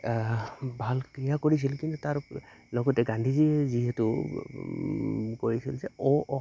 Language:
Assamese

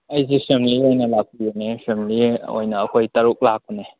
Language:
Manipuri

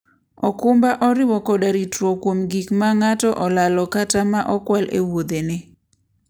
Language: Luo (Kenya and Tanzania)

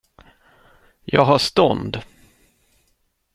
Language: Swedish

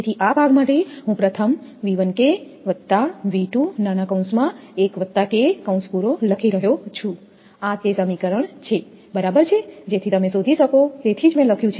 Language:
Gujarati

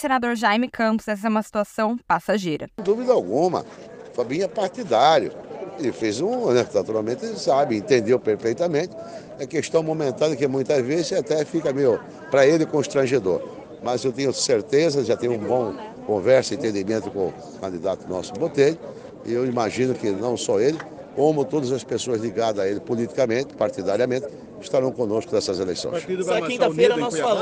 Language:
Portuguese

